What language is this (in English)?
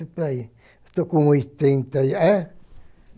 Portuguese